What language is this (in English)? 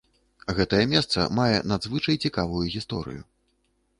Belarusian